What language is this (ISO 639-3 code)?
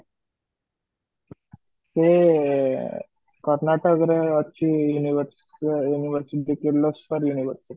ori